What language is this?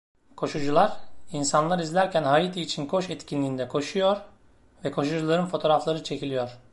Turkish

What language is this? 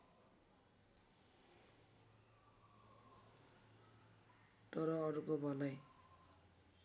Nepali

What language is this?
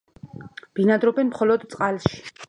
Georgian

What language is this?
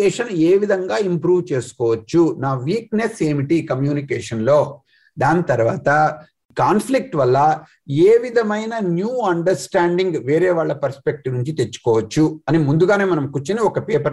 Telugu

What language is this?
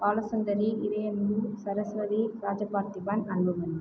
Tamil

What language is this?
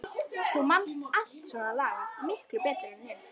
Icelandic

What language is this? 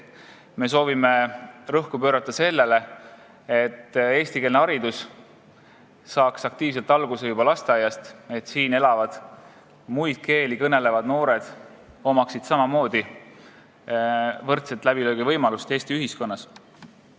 Estonian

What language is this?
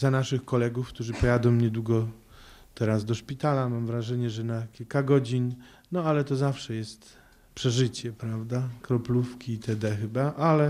Polish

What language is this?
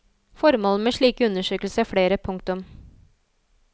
Norwegian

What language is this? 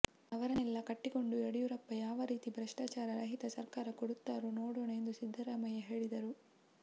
Kannada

